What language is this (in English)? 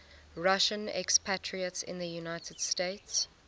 English